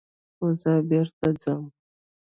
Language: Pashto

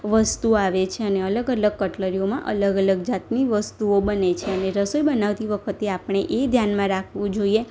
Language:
Gujarati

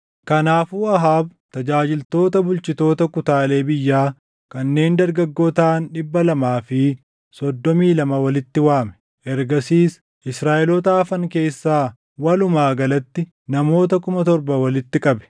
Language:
Oromo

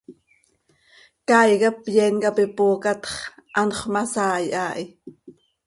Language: Seri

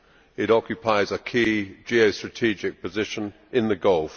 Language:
English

